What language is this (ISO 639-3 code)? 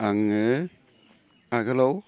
brx